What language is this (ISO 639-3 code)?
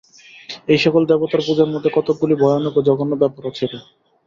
ben